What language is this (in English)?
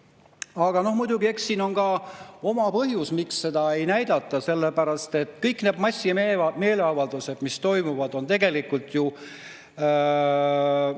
Estonian